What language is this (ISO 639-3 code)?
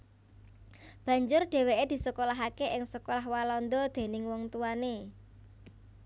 jav